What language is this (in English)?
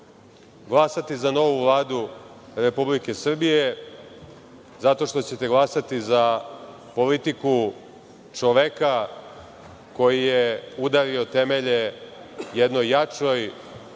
Serbian